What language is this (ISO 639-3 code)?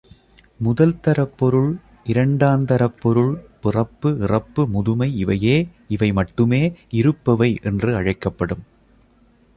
tam